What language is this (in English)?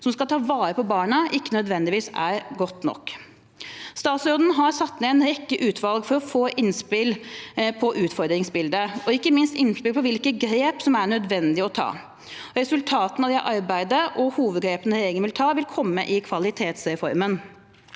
Norwegian